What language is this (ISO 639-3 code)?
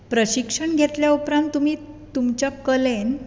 kok